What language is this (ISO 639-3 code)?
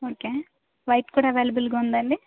tel